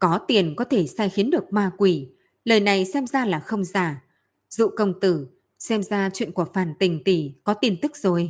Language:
Vietnamese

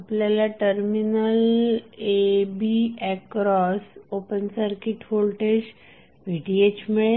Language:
Marathi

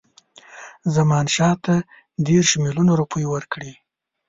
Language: Pashto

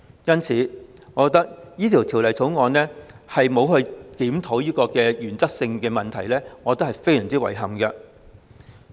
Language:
Cantonese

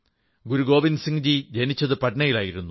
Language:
Malayalam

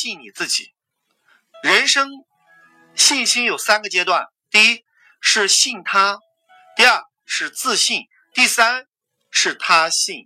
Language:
Chinese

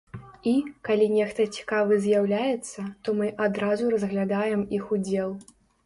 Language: Belarusian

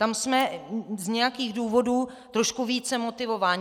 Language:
Czech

